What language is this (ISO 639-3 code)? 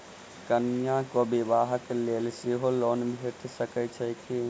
mai